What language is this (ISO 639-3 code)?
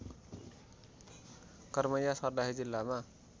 nep